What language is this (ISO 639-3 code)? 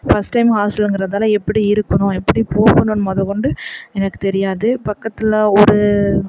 tam